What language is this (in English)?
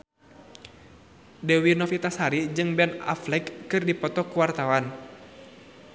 Sundanese